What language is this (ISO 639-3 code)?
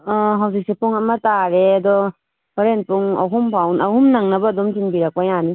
mni